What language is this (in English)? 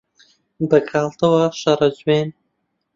Central Kurdish